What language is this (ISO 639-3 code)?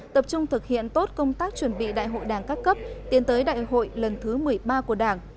vie